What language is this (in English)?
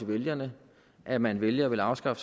Danish